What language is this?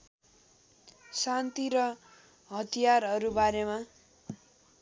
Nepali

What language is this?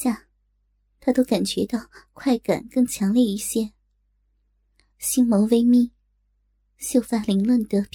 Chinese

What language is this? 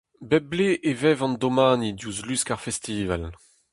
Breton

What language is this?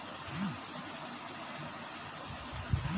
Bhojpuri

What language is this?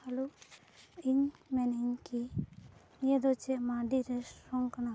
Santali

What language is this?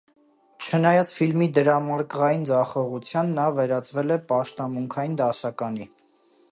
Armenian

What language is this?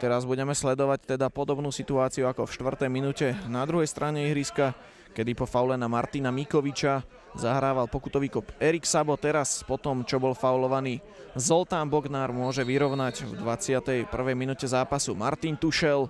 Slovak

